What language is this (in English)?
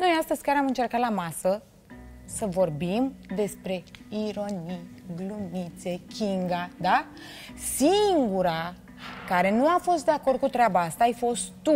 Romanian